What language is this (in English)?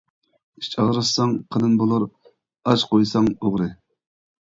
Uyghur